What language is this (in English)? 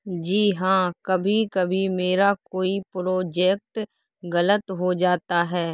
Urdu